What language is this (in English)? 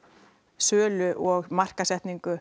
Icelandic